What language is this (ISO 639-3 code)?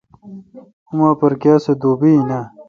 xka